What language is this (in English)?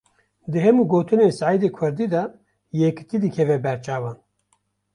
Kurdish